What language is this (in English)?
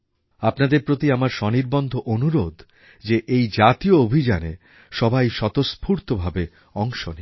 Bangla